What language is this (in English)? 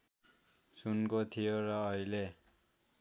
Nepali